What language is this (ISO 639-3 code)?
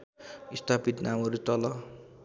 nep